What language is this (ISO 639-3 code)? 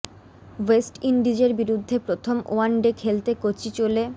ben